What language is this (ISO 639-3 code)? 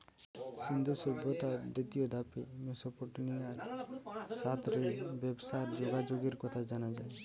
ben